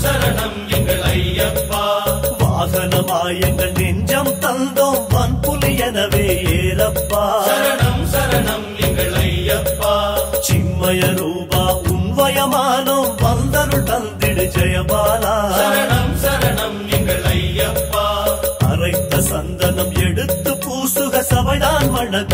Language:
Arabic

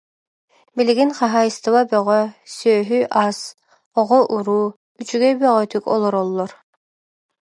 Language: Yakut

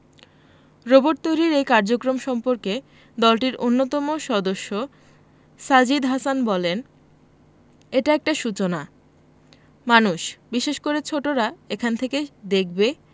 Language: Bangla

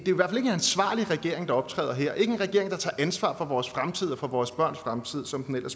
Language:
Danish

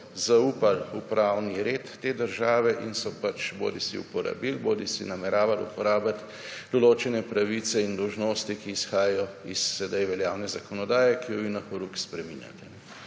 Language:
Slovenian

